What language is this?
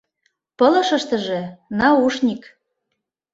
Mari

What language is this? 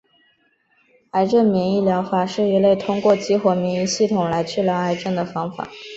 Chinese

